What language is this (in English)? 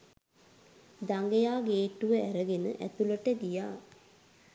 Sinhala